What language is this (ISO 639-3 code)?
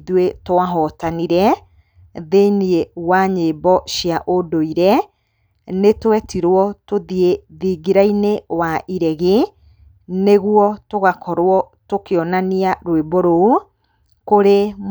kik